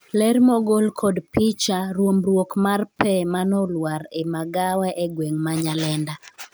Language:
Luo (Kenya and Tanzania)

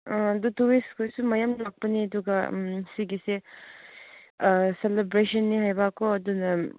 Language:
Manipuri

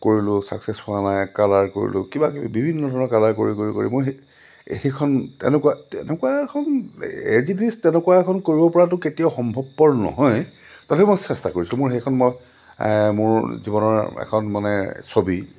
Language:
Assamese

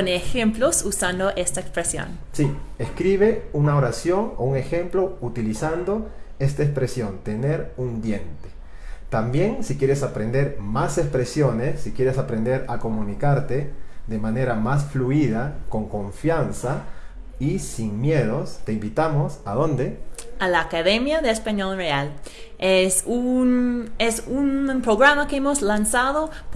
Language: Spanish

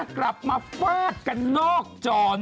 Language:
Thai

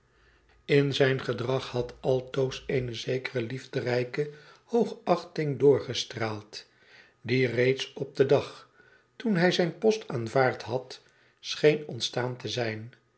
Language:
Dutch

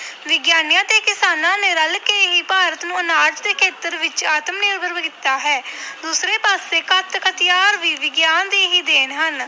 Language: Punjabi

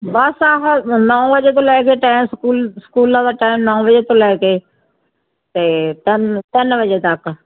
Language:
Punjabi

